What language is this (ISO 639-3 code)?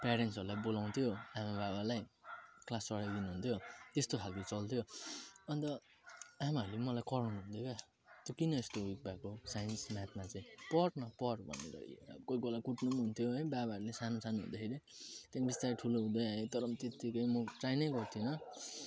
nep